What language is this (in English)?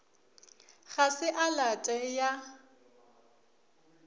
Northern Sotho